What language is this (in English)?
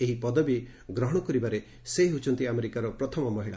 Odia